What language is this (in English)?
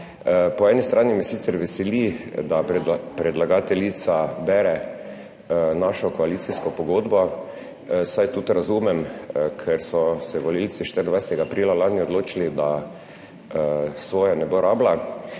Slovenian